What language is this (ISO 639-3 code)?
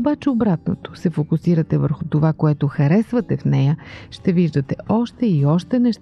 bul